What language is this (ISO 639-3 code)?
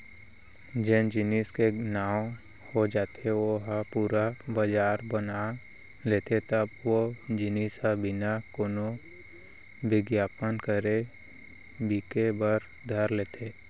hne